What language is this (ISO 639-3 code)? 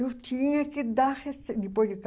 por